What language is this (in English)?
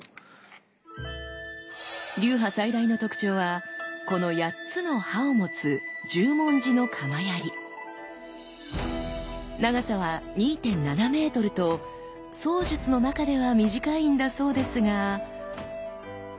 Japanese